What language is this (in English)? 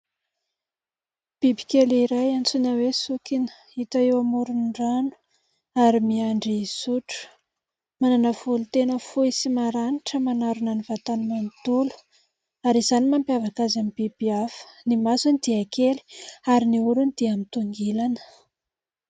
Malagasy